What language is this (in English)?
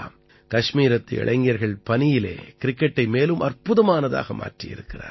Tamil